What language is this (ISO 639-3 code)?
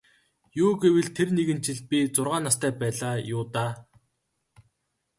mon